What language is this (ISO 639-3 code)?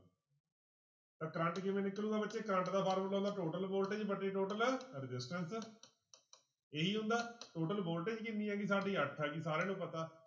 pan